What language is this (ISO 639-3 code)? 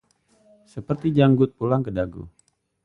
ind